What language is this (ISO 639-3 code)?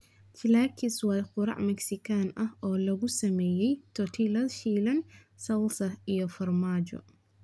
som